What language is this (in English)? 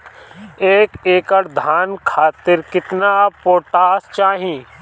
Bhojpuri